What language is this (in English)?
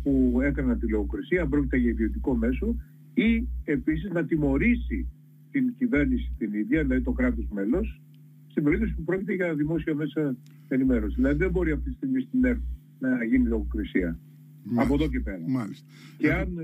Greek